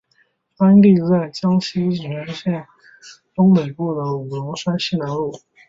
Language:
Chinese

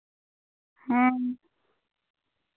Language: Santali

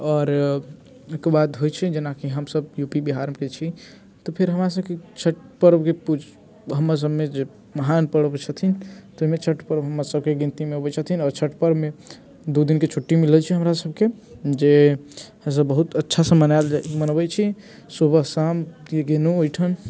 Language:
Maithili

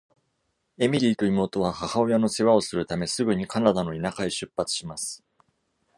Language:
Japanese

